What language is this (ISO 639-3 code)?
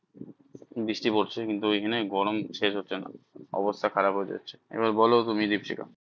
ben